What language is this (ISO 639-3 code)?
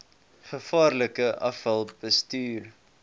afr